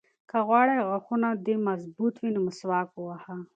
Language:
Pashto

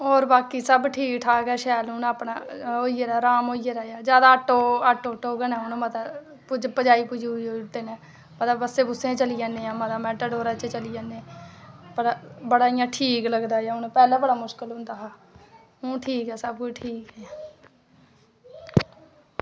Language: Dogri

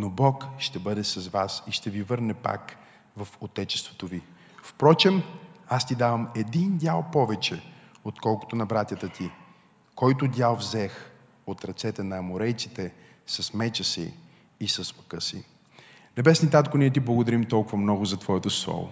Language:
Bulgarian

